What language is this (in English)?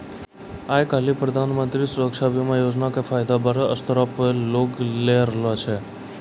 Maithili